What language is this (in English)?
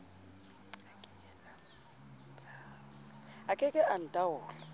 Southern Sotho